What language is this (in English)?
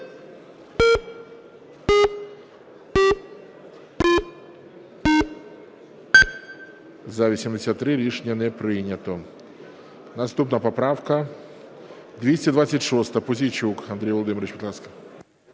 Ukrainian